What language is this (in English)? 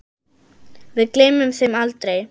Icelandic